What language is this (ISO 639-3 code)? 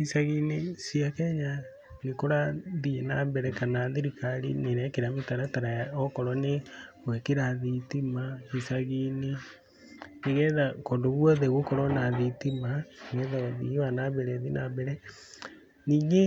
kik